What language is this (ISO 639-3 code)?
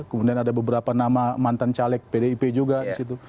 ind